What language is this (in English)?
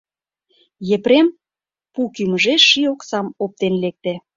Mari